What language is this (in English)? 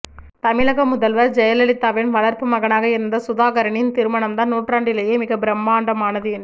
Tamil